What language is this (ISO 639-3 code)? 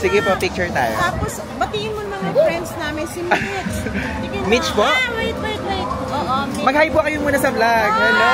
fil